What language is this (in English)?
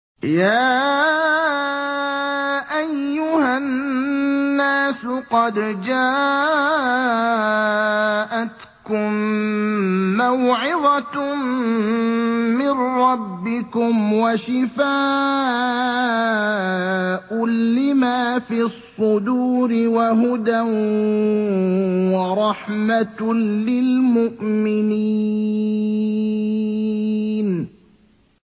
Arabic